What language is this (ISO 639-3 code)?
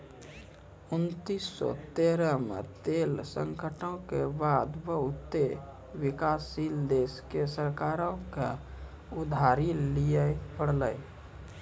mai